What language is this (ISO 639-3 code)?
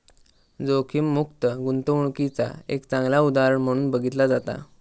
mar